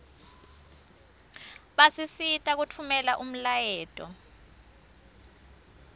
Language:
Swati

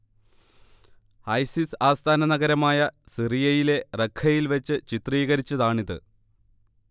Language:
Malayalam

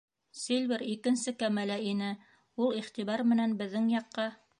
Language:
Bashkir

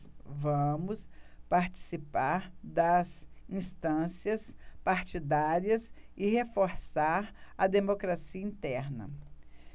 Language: Portuguese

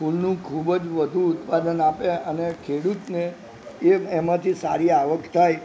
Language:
Gujarati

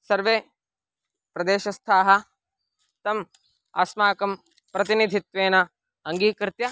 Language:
Sanskrit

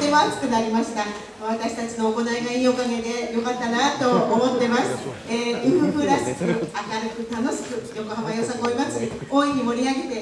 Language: Japanese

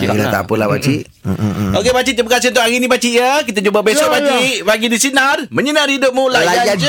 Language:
Malay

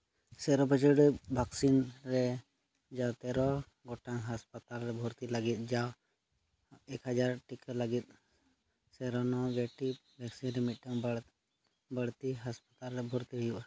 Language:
Santali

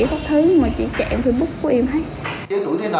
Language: Vietnamese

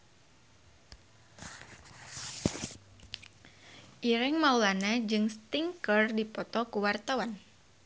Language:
Sundanese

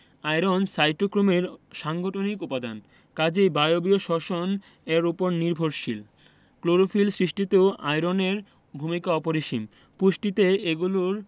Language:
Bangla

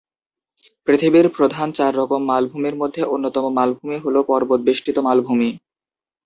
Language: Bangla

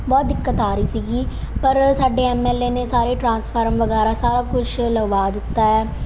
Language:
Punjabi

